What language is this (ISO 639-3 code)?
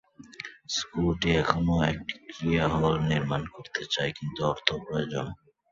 ben